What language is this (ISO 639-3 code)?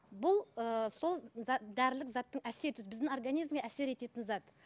kaz